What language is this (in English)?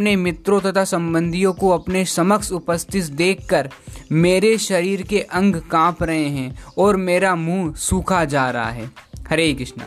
Hindi